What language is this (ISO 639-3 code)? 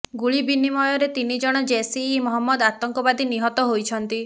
ori